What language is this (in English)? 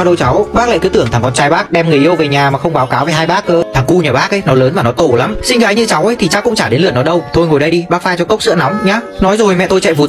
Vietnamese